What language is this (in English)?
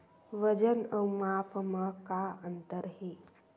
Chhattisgarhi